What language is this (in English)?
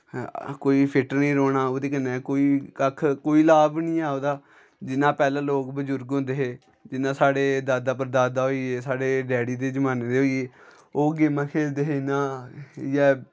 Dogri